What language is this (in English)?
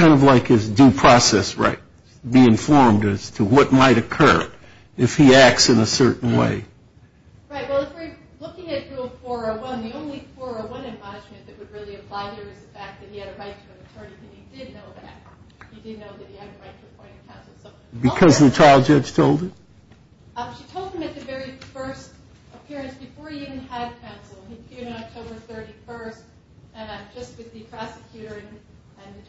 English